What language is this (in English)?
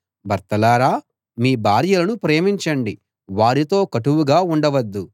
Telugu